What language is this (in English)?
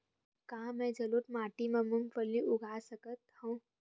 Chhattisgarhi